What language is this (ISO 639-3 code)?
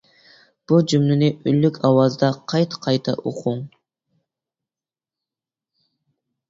uig